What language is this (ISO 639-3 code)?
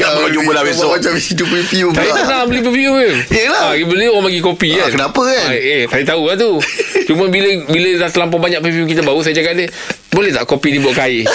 msa